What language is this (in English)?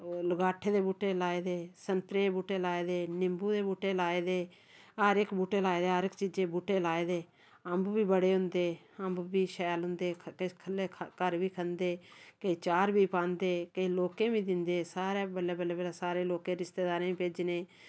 Dogri